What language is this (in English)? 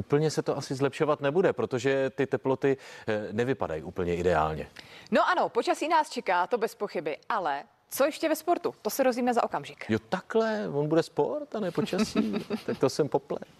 Czech